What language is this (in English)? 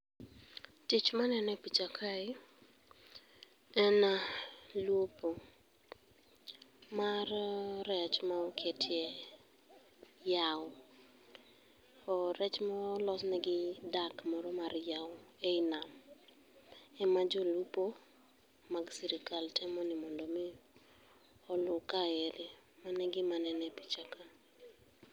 Luo (Kenya and Tanzania)